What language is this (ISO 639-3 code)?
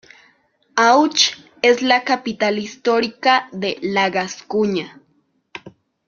spa